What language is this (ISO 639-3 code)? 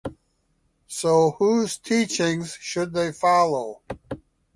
eng